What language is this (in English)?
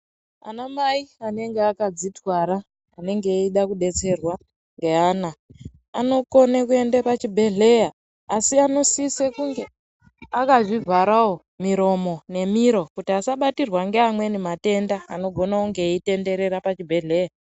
Ndau